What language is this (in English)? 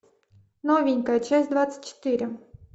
Russian